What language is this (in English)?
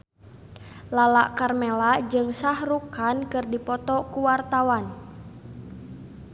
Sundanese